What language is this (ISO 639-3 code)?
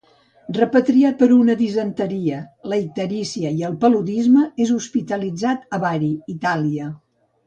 cat